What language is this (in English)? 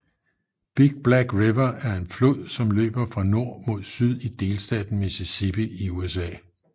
Danish